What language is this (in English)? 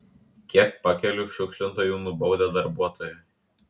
Lithuanian